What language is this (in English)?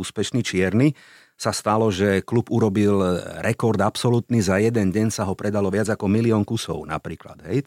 Slovak